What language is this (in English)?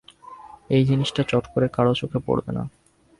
Bangla